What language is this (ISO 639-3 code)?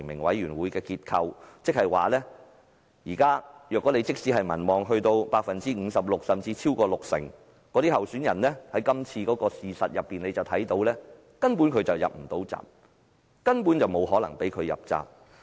yue